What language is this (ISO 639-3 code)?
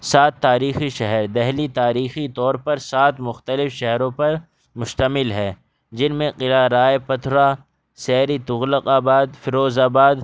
urd